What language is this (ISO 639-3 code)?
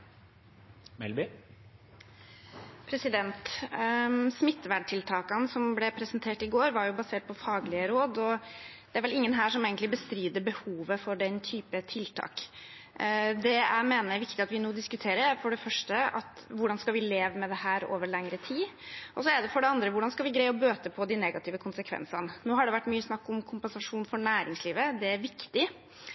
nor